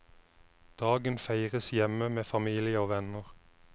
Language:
Norwegian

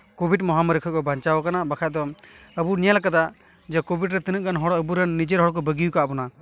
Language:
Santali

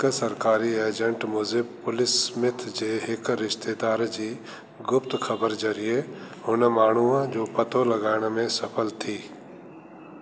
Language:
Sindhi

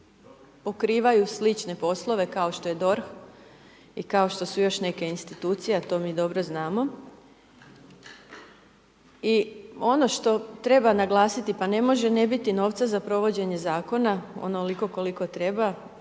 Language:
Croatian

